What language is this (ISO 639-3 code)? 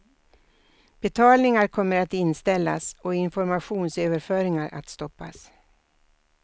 swe